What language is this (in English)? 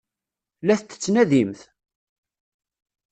Kabyle